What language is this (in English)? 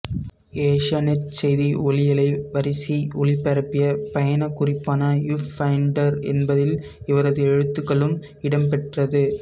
Tamil